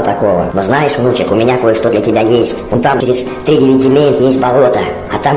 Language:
Russian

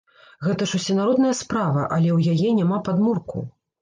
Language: Belarusian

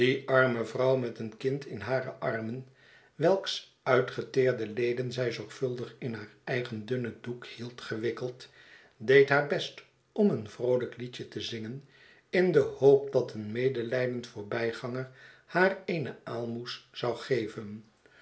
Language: Dutch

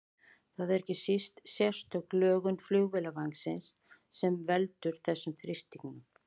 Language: Icelandic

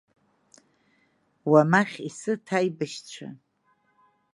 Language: Abkhazian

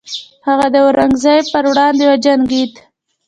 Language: Pashto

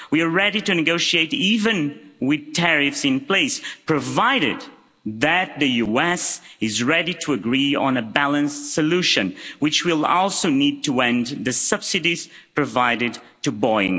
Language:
English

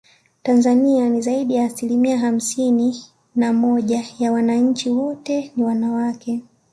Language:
Swahili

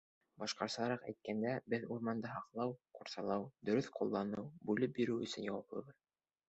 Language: Bashkir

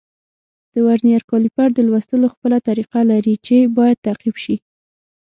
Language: Pashto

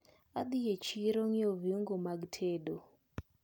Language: Luo (Kenya and Tanzania)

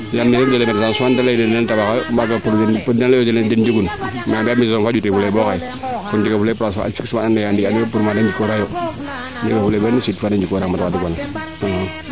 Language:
Serer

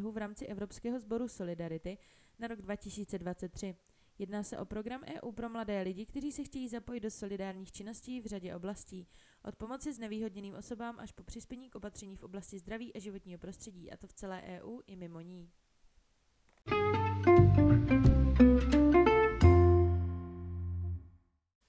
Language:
Czech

